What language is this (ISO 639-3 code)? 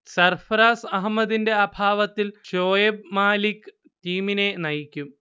mal